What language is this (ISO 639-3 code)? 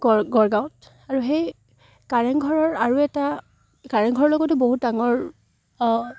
asm